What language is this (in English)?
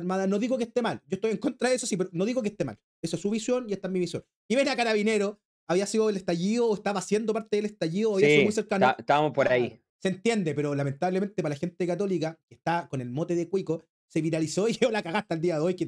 Spanish